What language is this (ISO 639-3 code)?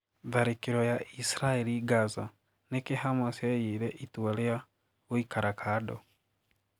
kik